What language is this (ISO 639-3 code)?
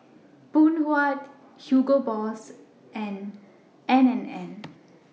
eng